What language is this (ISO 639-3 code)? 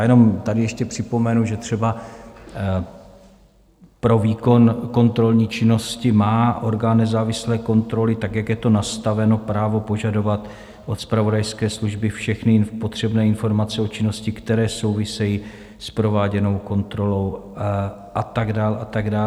ces